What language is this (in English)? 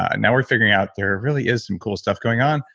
English